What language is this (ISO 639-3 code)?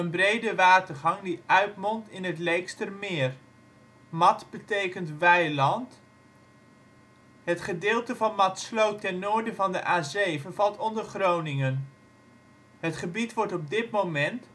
nld